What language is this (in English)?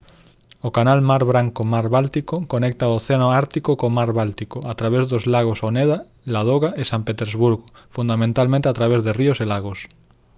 Galician